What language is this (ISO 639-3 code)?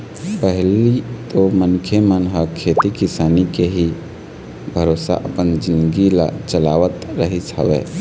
hne